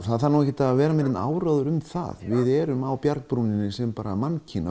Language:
Icelandic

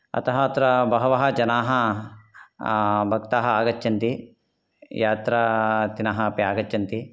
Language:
Sanskrit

